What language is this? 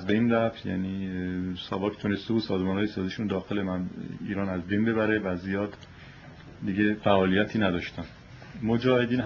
Persian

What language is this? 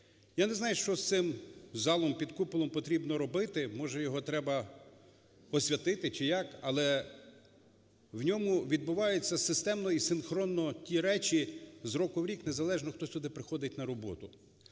Ukrainian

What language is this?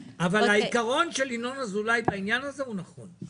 Hebrew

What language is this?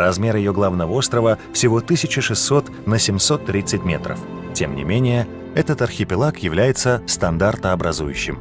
Russian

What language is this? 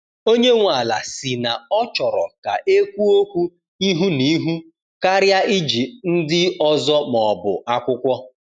Igbo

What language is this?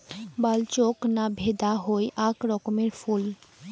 Bangla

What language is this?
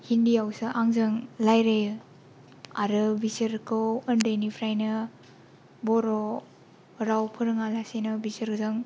Bodo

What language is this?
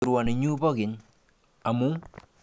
Kalenjin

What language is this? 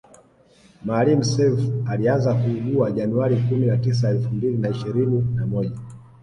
Swahili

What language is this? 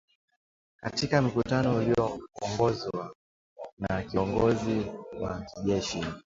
Swahili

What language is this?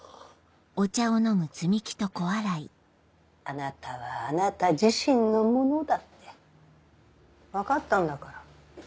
Japanese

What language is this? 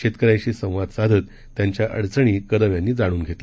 Marathi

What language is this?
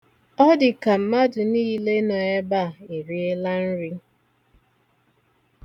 Igbo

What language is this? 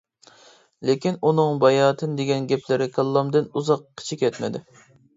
Uyghur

